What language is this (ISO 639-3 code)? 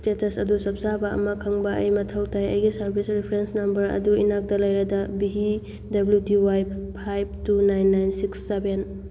mni